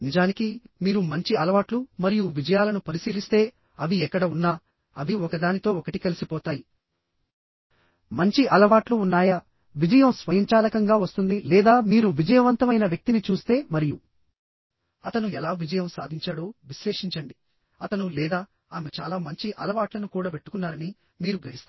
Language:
Telugu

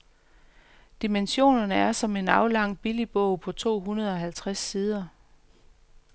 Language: Danish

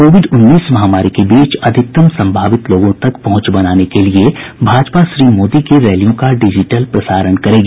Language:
Hindi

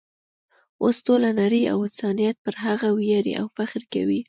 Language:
Pashto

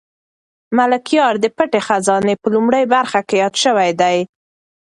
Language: Pashto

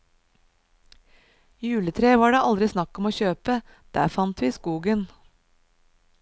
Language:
Norwegian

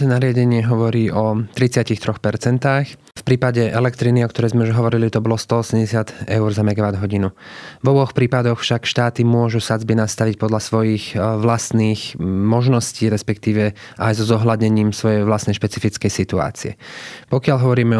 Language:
Slovak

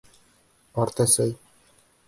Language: Bashkir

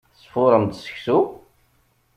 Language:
Kabyle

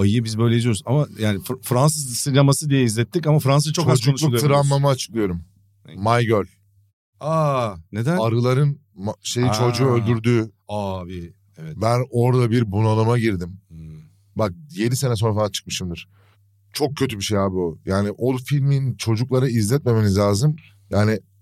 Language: Turkish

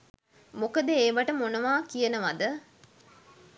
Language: Sinhala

